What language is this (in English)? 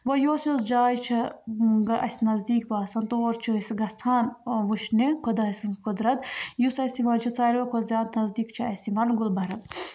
Kashmiri